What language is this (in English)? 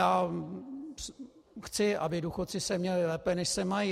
Czech